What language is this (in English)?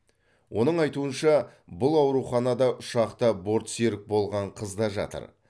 Kazakh